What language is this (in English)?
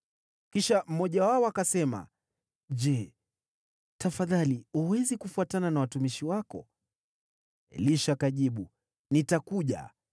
Swahili